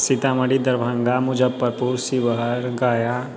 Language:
Maithili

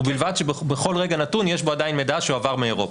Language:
Hebrew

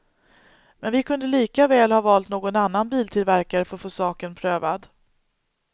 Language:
Swedish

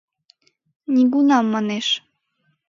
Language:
Mari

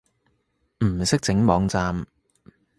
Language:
Cantonese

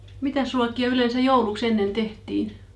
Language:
Finnish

